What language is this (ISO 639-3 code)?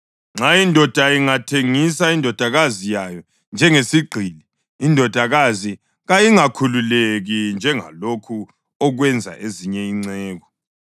nde